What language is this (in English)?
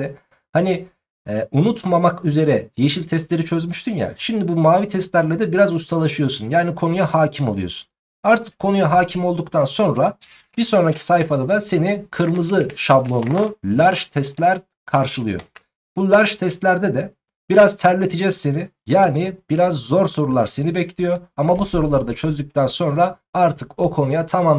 Turkish